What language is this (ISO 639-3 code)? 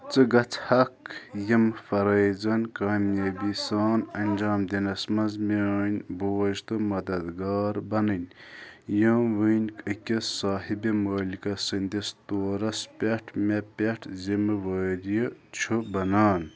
kas